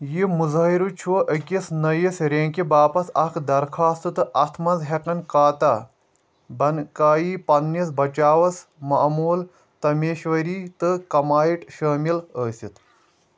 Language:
Kashmiri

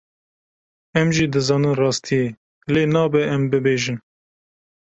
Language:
Kurdish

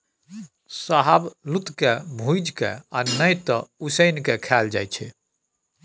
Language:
Maithili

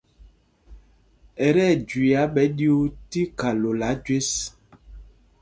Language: Mpumpong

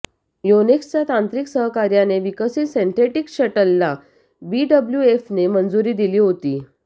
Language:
Marathi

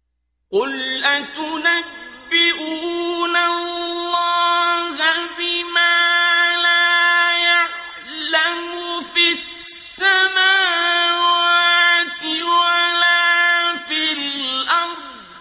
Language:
Arabic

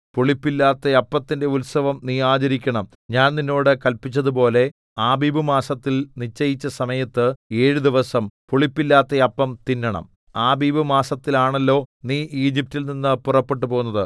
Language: Malayalam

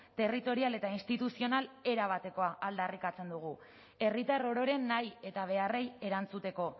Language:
Basque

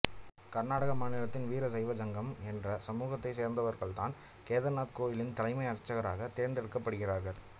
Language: Tamil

